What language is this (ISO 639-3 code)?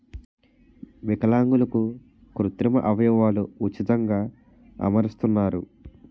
tel